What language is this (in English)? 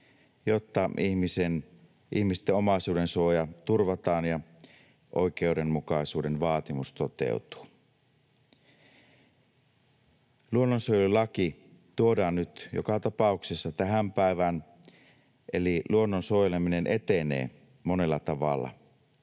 Finnish